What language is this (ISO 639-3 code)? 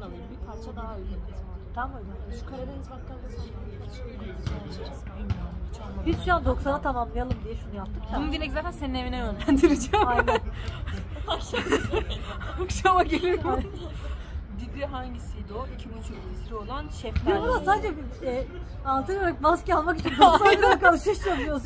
tur